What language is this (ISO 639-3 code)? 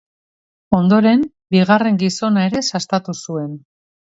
eus